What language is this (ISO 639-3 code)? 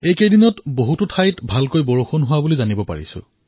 asm